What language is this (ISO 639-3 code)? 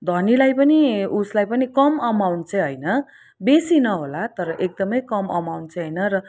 nep